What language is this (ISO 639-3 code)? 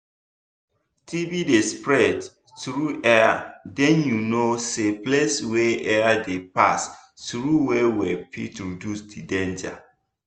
pcm